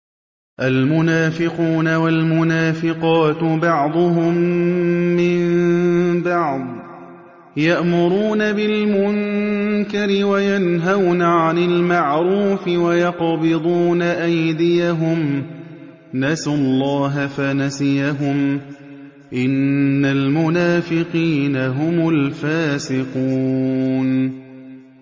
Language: Arabic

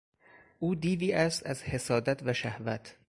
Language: Persian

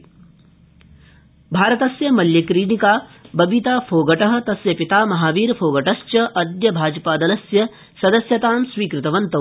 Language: Sanskrit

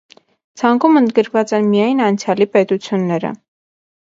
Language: Armenian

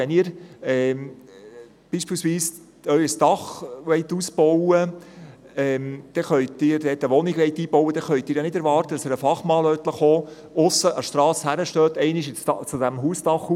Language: Swiss German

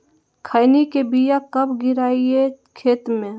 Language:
Magahi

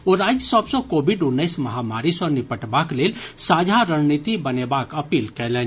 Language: Maithili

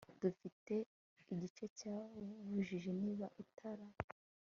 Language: Kinyarwanda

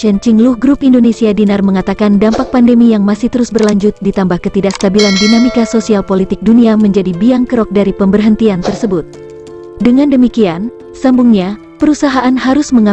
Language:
Indonesian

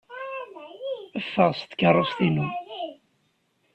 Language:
Kabyle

